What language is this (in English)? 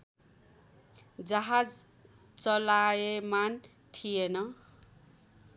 Nepali